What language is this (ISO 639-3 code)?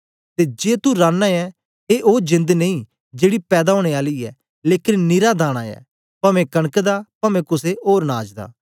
doi